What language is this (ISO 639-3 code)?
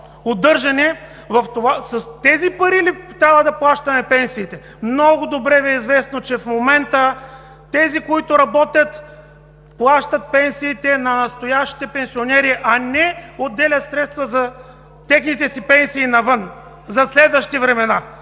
bul